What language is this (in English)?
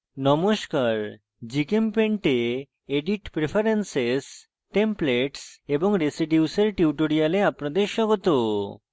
Bangla